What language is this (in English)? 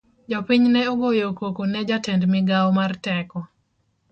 Luo (Kenya and Tanzania)